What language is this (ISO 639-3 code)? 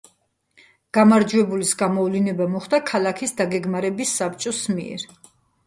kat